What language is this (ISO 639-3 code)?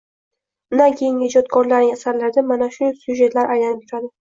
uzb